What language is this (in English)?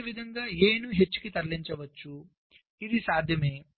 Telugu